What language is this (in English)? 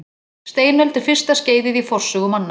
Icelandic